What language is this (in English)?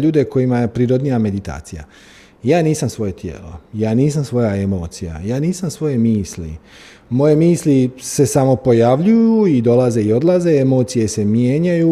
Croatian